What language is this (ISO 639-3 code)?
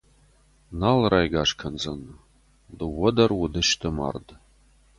oss